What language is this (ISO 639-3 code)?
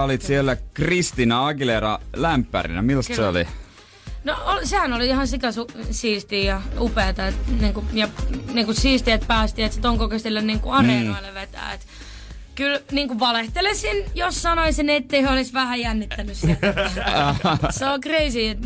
fin